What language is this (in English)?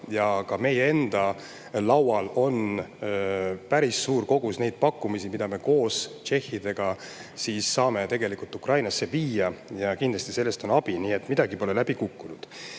Estonian